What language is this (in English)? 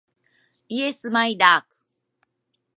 Japanese